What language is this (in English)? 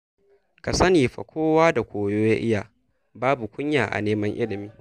Hausa